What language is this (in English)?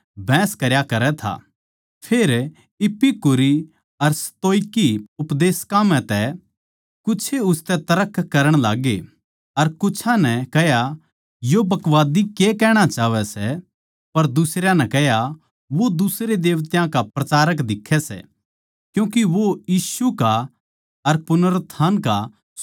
Haryanvi